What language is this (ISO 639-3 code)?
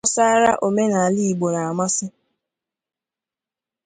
ibo